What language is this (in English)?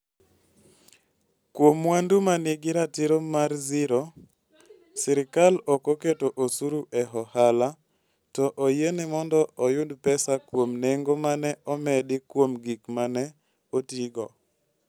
Luo (Kenya and Tanzania)